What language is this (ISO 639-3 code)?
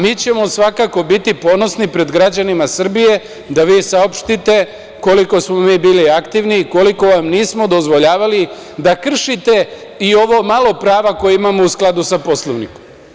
srp